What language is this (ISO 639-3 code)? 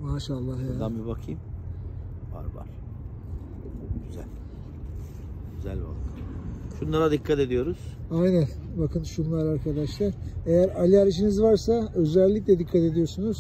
tur